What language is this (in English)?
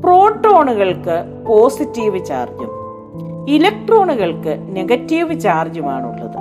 Malayalam